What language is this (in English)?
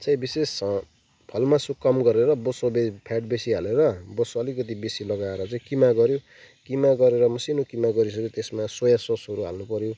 Nepali